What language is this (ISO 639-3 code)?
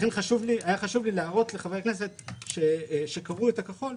heb